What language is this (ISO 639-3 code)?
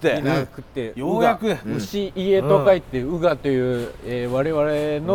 jpn